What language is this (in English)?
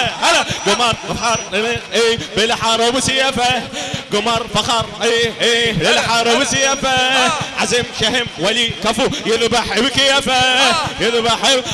Arabic